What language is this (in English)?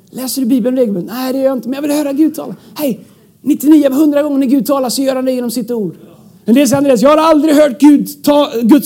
Swedish